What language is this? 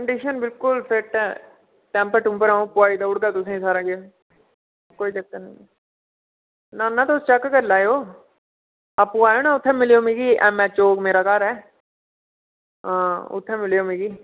Dogri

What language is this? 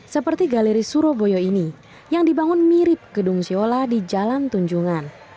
Indonesian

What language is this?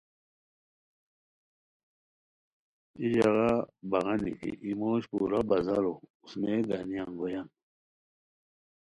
Khowar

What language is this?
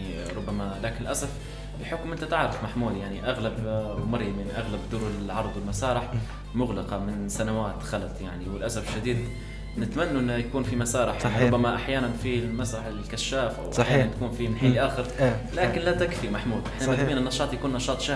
Arabic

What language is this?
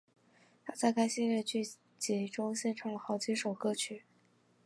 Chinese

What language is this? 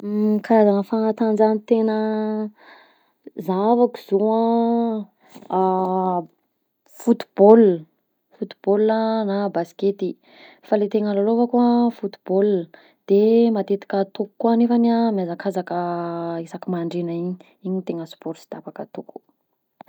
Southern Betsimisaraka Malagasy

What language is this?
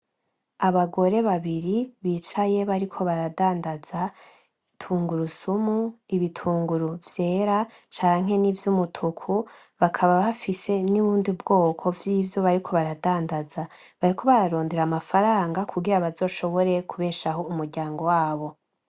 Rundi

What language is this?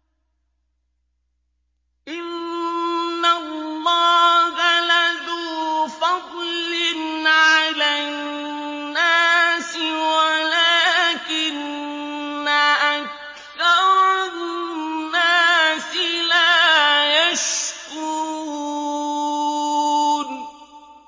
Arabic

